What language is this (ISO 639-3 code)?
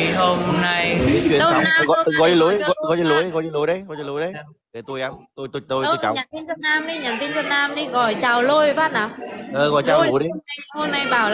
vie